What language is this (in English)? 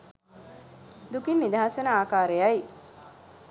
Sinhala